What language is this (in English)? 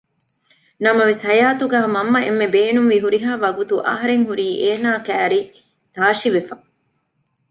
Divehi